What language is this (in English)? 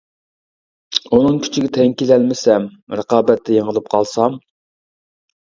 Uyghur